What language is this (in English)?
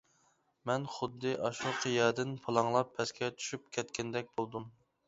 Uyghur